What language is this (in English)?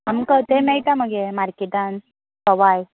Konkani